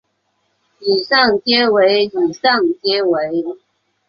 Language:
Chinese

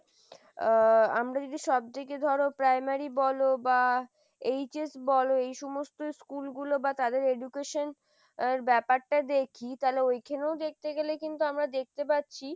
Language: Bangla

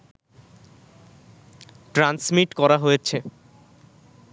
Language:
Bangla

